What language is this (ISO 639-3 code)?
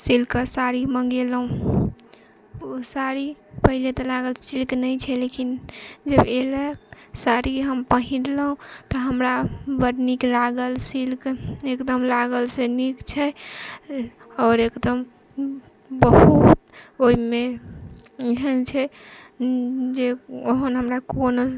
mai